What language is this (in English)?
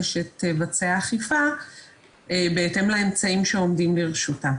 Hebrew